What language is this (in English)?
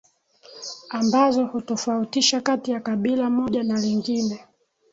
Swahili